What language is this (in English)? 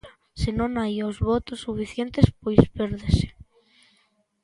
Galician